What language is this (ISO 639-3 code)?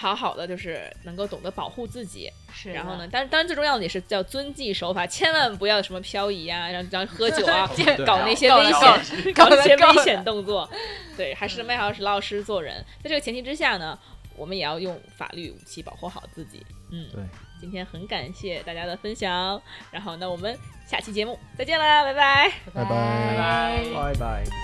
zho